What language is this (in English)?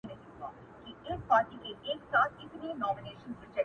Pashto